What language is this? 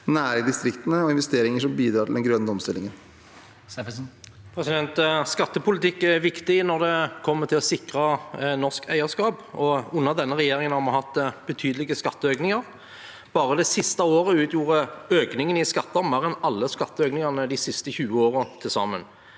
Norwegian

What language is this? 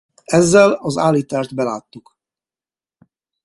Hungarian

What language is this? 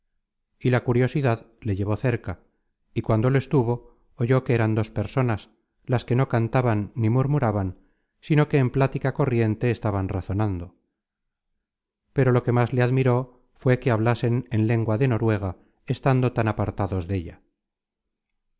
Spanish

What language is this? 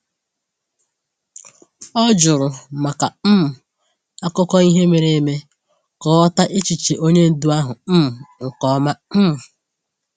Igbo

